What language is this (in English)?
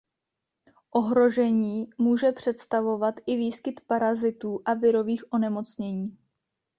Czech